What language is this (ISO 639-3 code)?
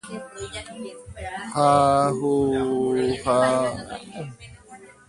grn